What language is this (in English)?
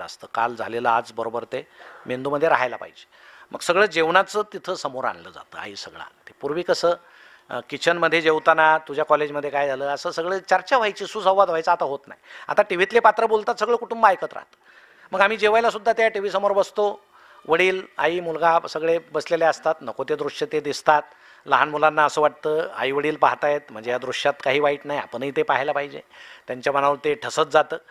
Marathi